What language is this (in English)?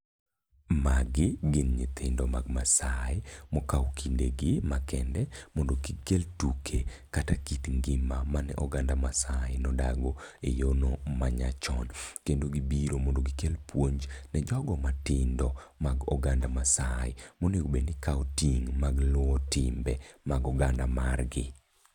Luo (Kenya and Tanzania)